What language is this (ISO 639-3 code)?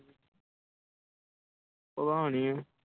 pan